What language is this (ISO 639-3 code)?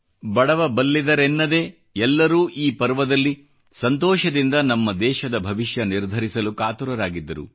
kan